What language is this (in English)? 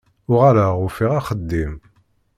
Kabyle